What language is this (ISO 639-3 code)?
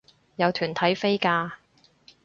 yue